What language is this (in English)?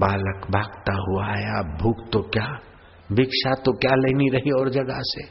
Hindi